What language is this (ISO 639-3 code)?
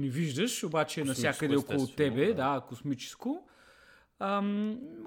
bul